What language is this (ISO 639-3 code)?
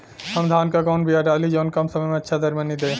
bho